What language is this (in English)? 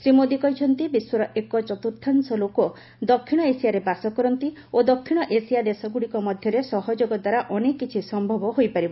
Odia